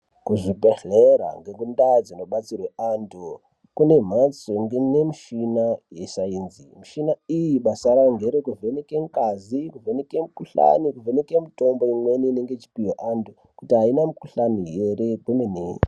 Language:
Ndau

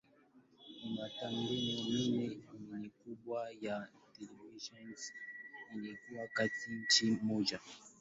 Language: Swahili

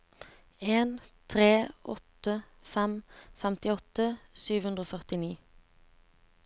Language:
Norwegian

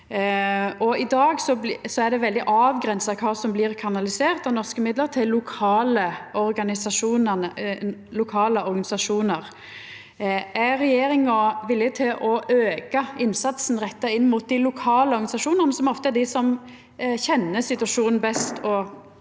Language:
Norwegian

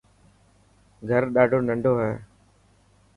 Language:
Dhatki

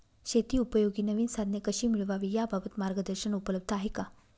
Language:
Marathi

